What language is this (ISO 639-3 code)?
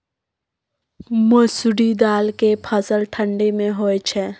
mai